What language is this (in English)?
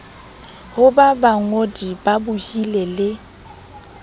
Southern Sotho